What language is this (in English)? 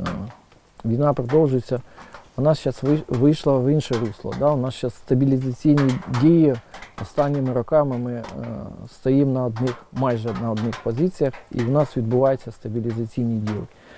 Ukrainian